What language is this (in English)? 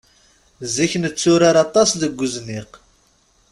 Kabyle